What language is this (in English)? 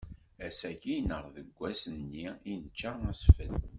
Kabyle